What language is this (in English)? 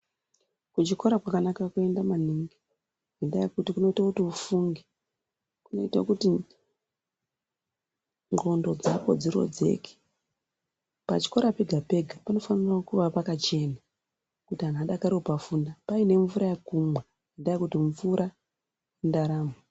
Ndau